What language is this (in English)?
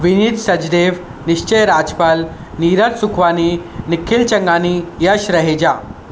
Sindhi